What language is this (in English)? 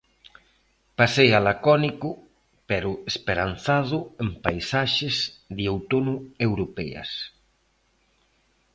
Galician